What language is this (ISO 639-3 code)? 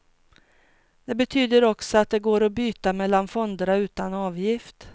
swe